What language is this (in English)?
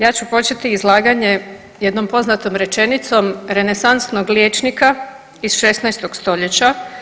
Croatian